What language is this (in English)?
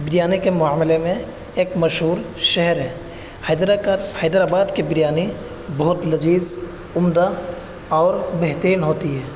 Urdu